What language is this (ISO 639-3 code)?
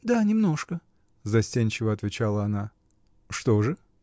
rus